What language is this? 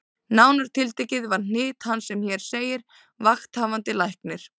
Icelandic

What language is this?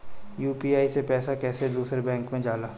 Bhojpuri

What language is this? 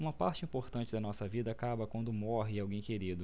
Portuguese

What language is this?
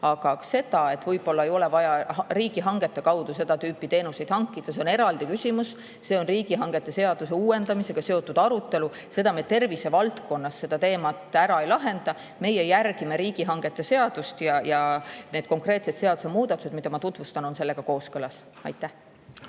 Estonian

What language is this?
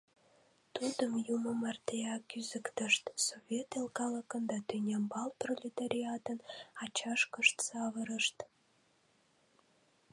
Mari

